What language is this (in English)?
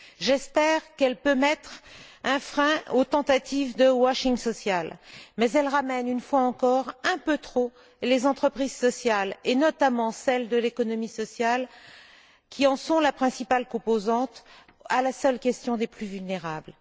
French